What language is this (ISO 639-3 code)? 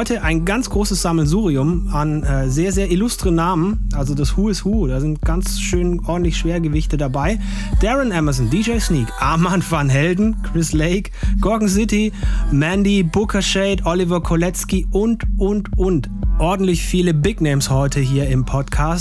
deu